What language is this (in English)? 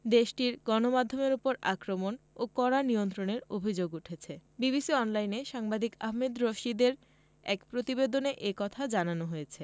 Bangla